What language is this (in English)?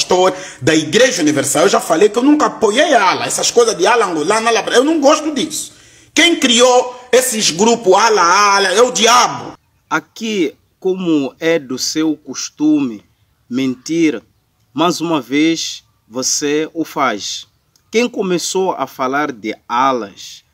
Portuguese